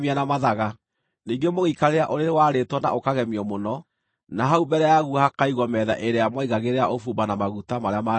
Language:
Kikuyu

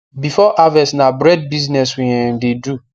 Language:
Nigerian Pidgin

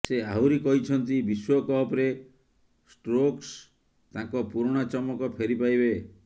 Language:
Odia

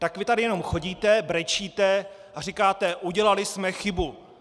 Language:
Czech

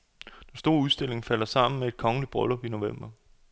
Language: Danish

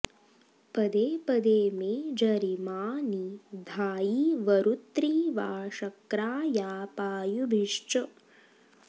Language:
Sanskrit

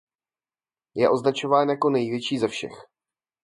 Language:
Czech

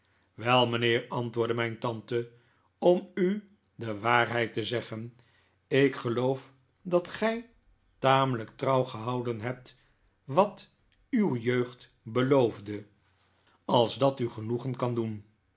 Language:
Dutch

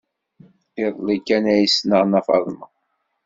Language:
Kabyle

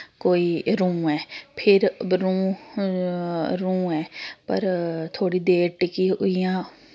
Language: Dogri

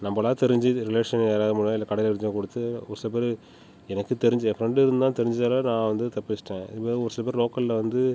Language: Tamil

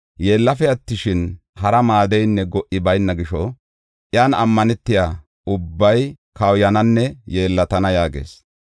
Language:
Gofa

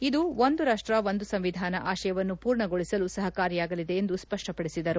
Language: Kannada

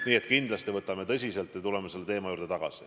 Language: Estonian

